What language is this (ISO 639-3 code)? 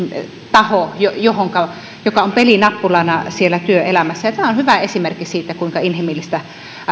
fin